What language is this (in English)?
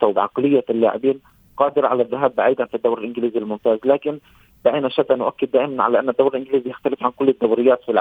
Arabic